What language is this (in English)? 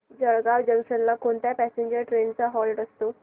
Marathi